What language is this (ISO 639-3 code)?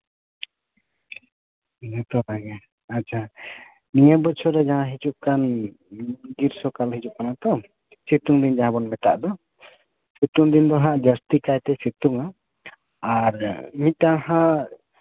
sat